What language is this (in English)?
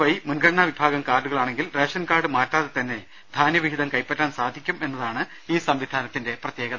Malayalam